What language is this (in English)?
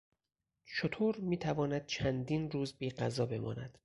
Persian